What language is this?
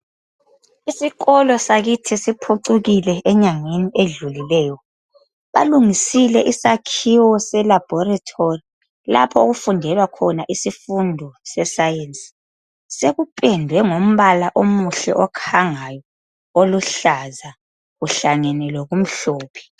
North Ndebele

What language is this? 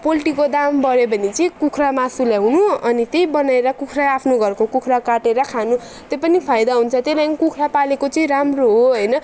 Nepali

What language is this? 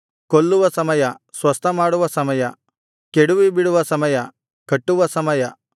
Kannada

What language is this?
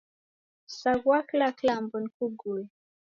Taita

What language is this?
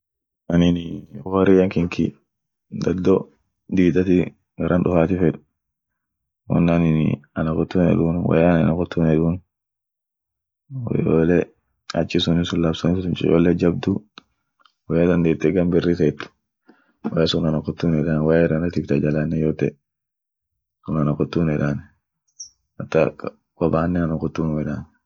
Orma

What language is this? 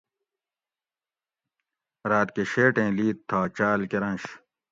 Gawri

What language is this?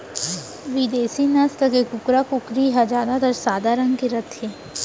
Chhattisgarhi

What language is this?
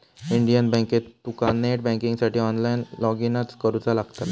Marathi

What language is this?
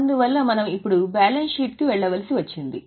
Telugu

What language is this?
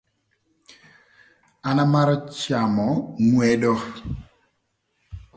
Thur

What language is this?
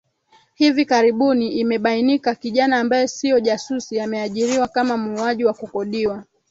Swahili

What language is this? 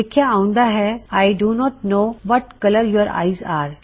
Punjabi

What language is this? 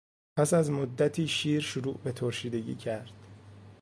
Persian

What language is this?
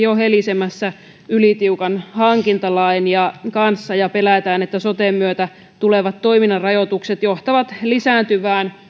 Finnish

